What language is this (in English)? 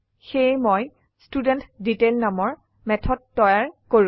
Assamese